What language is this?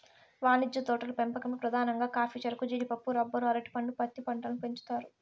Telugu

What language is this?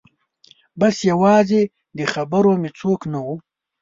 Pashto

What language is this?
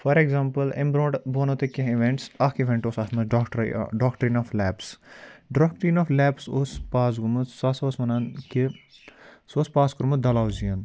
Kashmiri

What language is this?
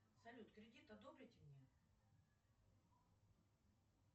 Russian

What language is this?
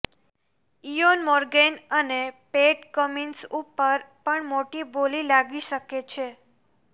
Gujarati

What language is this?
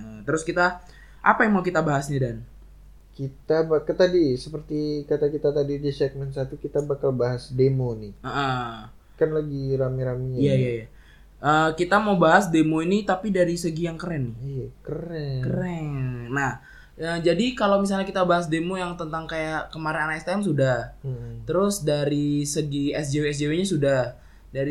Indonesian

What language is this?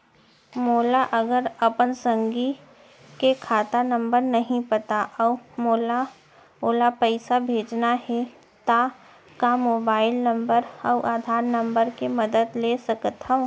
Chhattisgarhi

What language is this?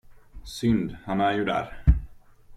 Swedish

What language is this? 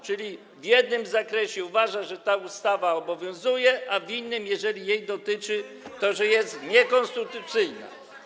Polish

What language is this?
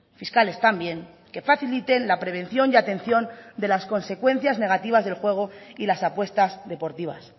Spanish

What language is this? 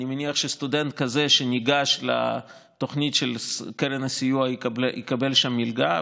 Hebrew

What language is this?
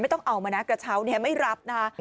Thai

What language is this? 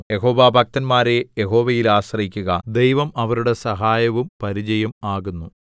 Malayalam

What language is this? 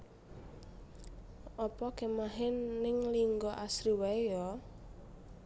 Javanese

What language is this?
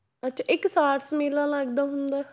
Punjabi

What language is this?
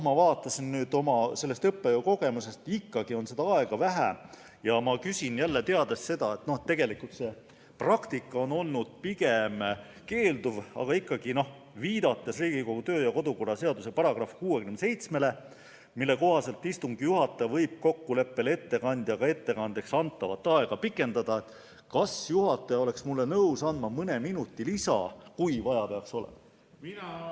Estonian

